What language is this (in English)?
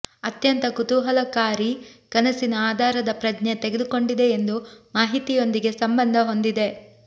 Kannada